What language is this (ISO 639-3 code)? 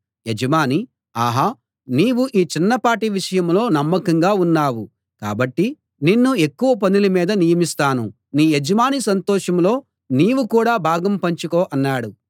tel